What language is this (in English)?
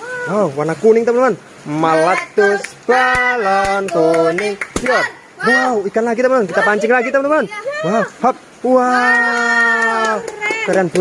Indonesian